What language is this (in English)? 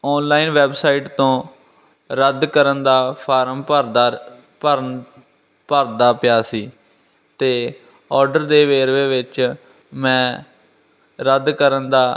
Punjabi